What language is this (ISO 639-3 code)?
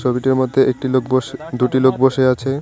ben